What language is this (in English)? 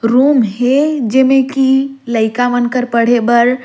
Surgujia